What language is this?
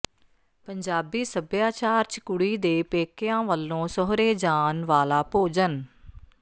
Punjabi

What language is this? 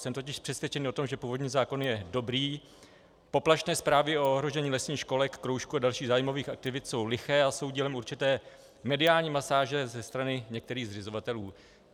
Czech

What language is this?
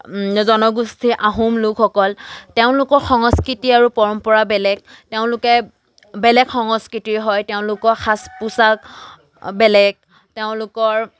Assamese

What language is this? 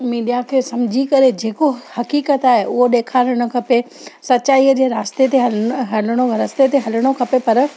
Sindhi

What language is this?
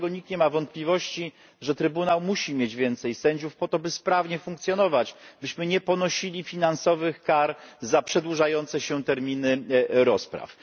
Polish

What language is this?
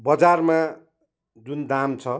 Nepali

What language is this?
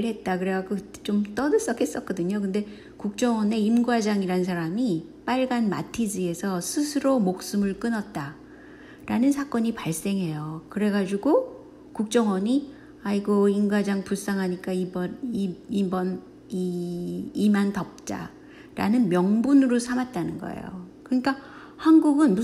Korean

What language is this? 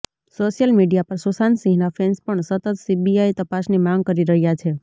Gujarati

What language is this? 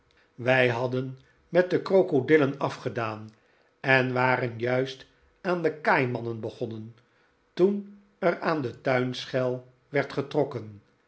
Dutch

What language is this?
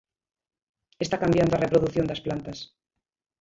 Galician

